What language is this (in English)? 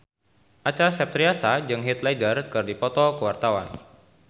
Sundanese